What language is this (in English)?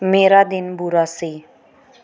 Punjabi